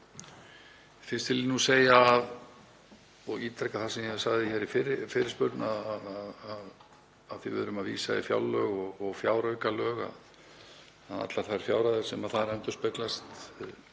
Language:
Icelandic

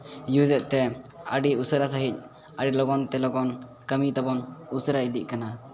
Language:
Santali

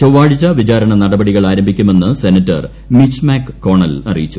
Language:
Malayalam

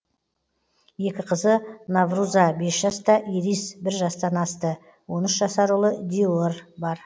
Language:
Kazakh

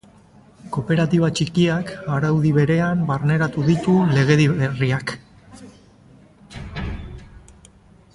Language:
Basque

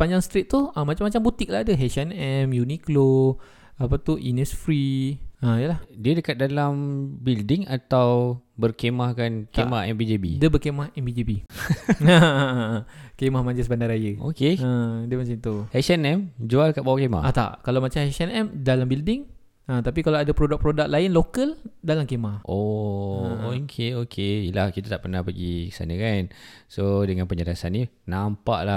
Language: Malay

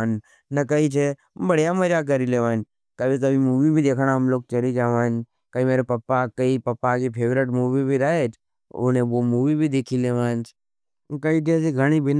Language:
Nimadi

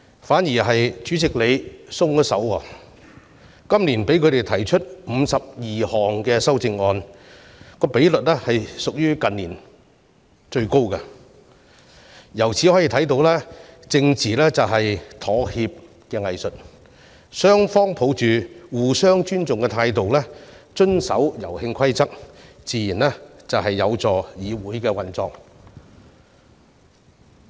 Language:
Cantonese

